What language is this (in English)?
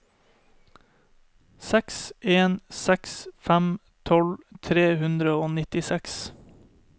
Norwegian